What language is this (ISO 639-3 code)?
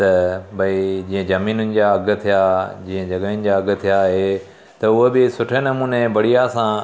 snd